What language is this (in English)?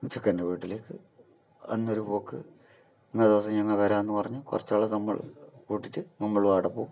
Malayalam